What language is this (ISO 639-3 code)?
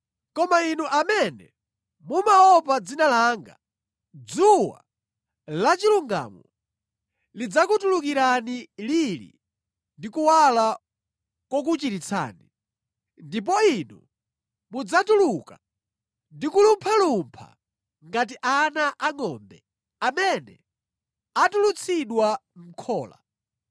nya